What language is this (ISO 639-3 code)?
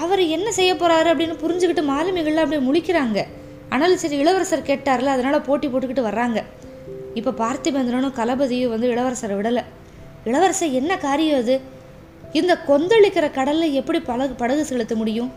tam